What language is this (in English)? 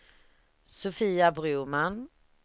Swedish